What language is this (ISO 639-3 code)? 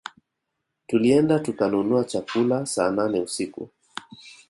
swa